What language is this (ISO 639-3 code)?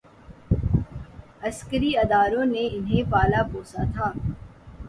urd